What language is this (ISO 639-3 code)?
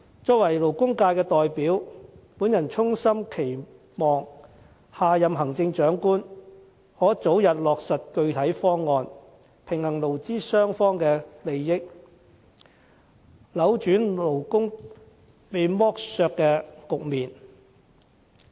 yue